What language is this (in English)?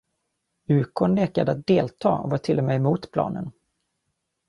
Swedish